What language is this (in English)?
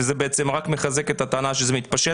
Hebrew